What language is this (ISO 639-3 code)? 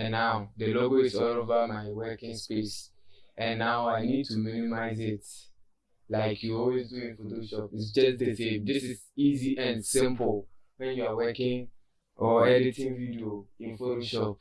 eng